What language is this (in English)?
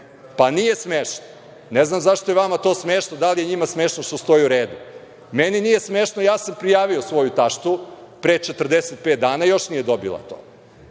Serbian